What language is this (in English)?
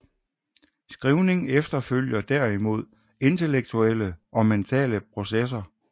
Danish